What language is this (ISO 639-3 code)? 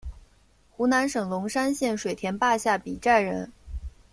zho